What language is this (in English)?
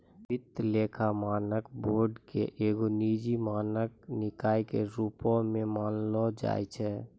Maithili